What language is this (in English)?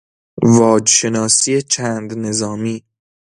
Persian